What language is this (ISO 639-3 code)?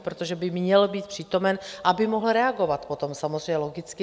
ces